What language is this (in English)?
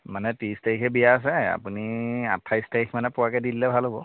Assamese